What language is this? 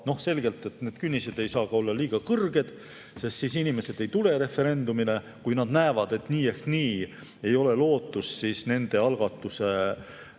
Estonian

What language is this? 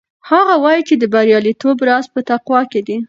Pashto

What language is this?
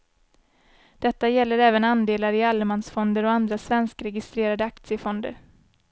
Swedish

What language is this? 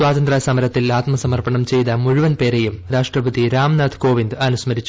Malayalam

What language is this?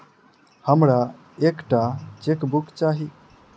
Maithili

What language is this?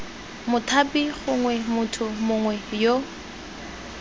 Tswana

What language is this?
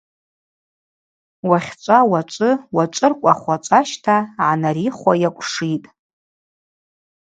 Abaza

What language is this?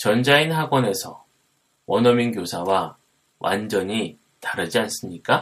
Korean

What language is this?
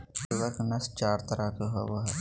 Magahi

